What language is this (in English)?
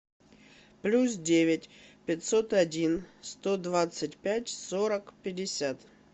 Russian